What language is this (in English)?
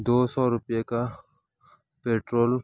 Urdu